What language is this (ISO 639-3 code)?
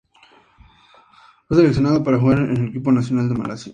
spa